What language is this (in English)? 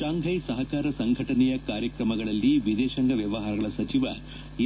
Kannada